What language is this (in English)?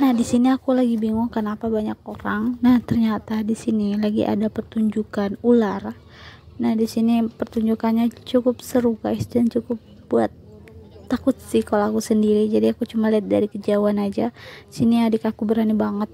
Indonesian